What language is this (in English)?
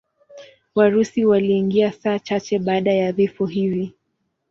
Swahili